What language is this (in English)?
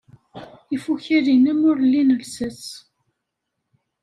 Kabyle